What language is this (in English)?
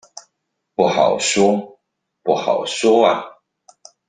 Chinese